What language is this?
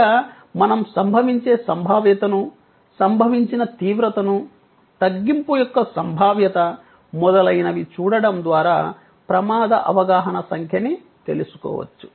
Telugu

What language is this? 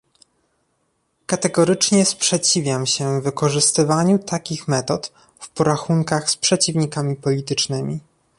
Polish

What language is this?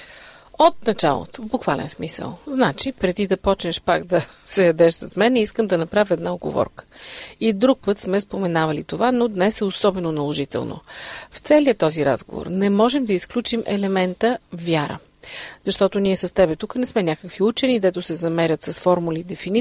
Bulgarian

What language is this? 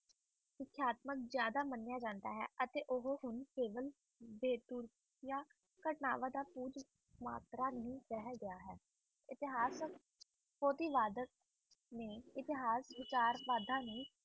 Punjabi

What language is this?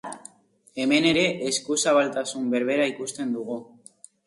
Basque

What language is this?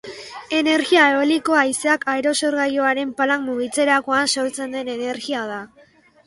Basque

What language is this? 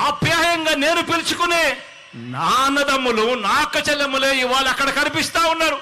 Telugu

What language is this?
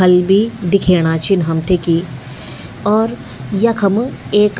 Garhwali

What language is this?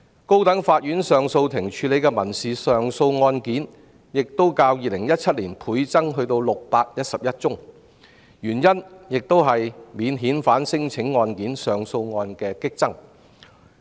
Cantonese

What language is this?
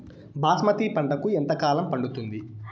Telugu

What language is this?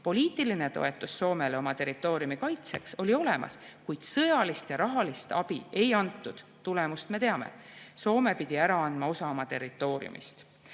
Estonian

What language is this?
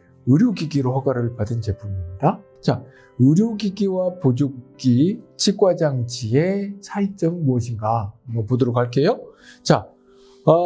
Korean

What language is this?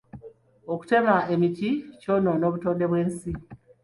Ganda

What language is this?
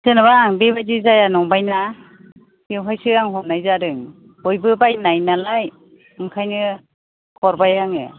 Bodo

